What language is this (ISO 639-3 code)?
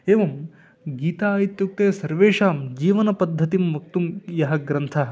san